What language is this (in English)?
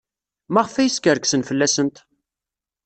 Kabyle